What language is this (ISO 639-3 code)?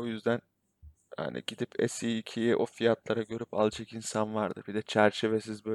tur